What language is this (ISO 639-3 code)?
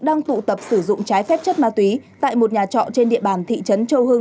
vie